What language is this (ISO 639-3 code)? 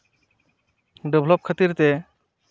sat